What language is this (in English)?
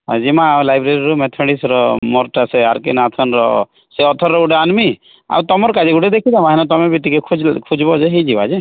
Odia